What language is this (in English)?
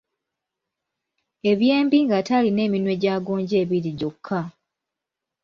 Ganda